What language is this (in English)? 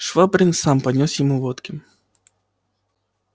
Russian